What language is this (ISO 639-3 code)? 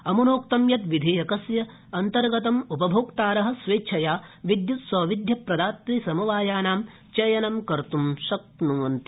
san